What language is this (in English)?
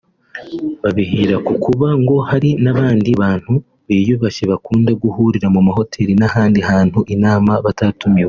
Kinyarwanda